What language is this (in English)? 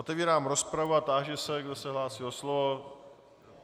Czech